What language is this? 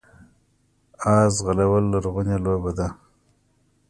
Pashto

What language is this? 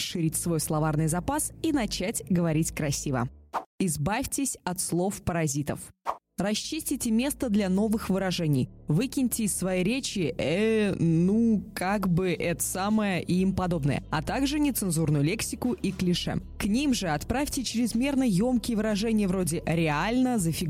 Russian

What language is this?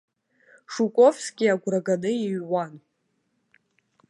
Abkhazian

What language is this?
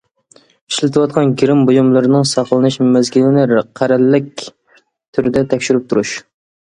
Uyghur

